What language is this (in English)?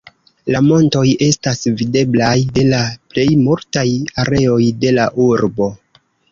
Esperanto